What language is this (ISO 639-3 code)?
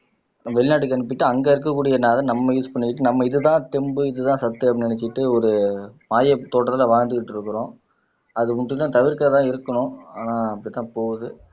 tam